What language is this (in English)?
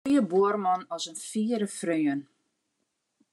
Western Frisian